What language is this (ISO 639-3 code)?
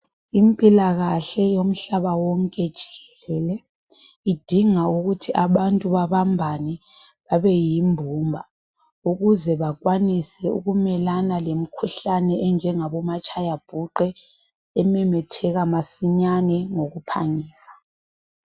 nde